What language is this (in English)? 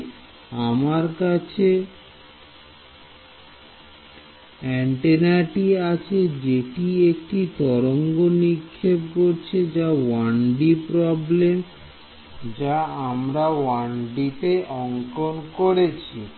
Bangla